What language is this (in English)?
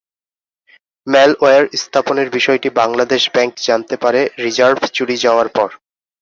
Bangla